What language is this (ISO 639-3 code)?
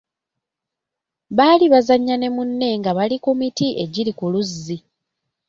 lug